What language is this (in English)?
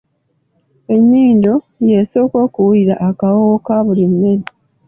Ganda